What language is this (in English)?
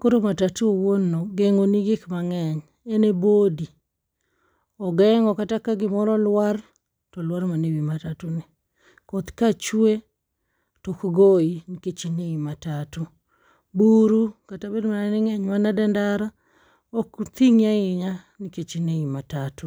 Luo (Kenya and Tanzania)